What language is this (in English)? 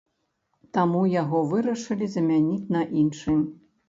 Belarusian